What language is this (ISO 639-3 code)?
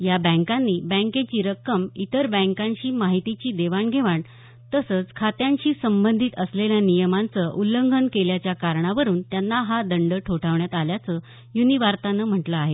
mar